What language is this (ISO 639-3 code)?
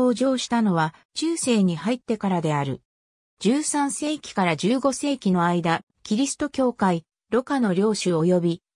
jpn